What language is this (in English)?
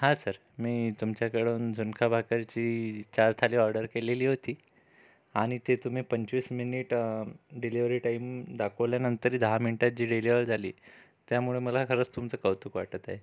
Marathi